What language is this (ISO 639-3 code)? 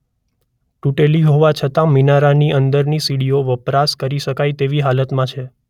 guj